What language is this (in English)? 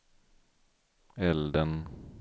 Swedish